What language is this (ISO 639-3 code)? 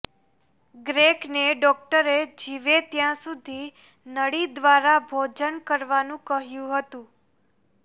guj